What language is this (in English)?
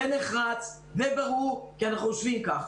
Hebrew